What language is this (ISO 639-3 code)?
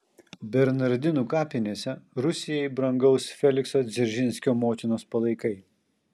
lit